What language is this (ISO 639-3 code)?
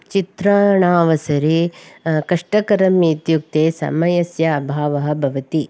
san